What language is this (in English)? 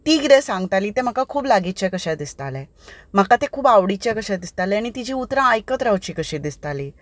Konkani